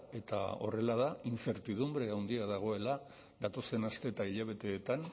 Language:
Basque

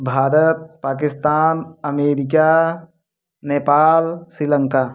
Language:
Hindi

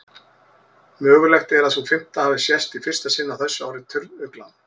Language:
Icelandic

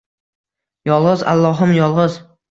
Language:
Uzbek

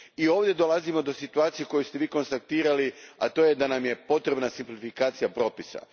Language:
Croatian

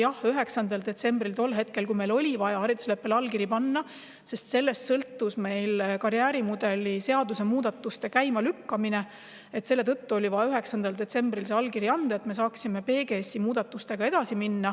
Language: Estonian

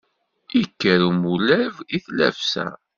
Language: Kabyle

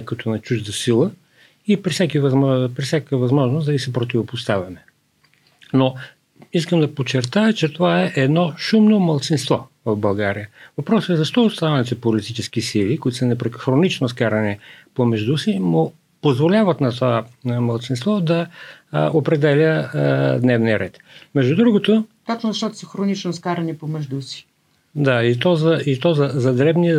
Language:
Bulgarian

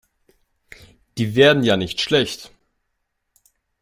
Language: German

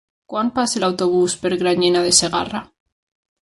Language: Catalan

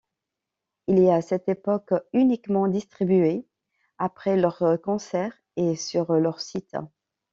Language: French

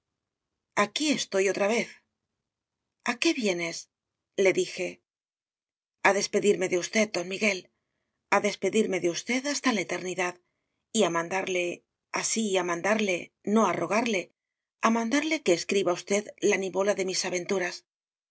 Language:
Spanish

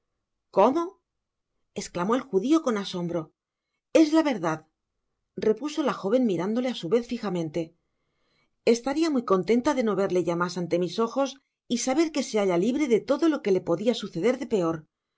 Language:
Spanish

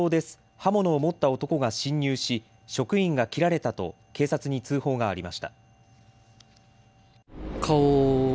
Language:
Japanese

